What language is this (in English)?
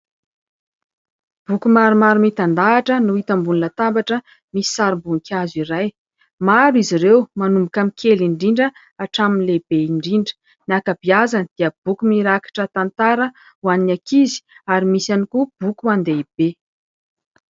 Malagasy